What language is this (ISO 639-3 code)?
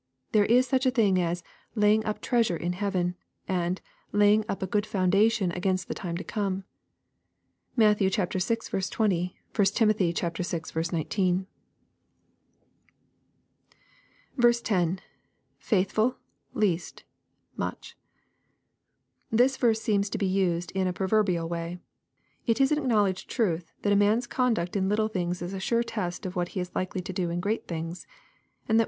eng